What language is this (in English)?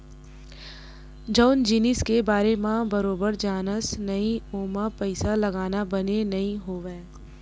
Chhattisgarhi